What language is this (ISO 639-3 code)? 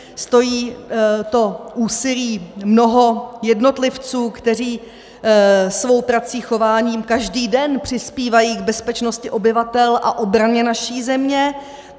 ces